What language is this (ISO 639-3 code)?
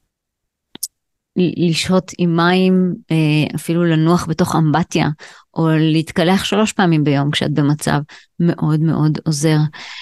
heb